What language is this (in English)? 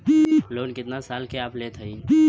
Bhojpuri